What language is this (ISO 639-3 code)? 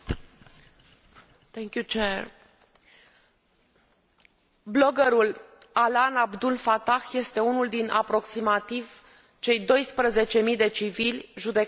ron